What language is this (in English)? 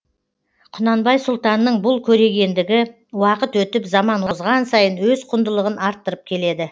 Kazakh